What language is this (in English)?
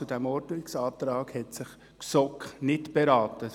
Swiss German